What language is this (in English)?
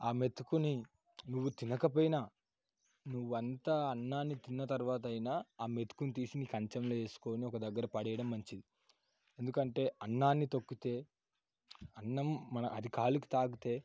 Telugu